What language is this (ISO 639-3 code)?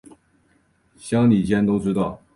zho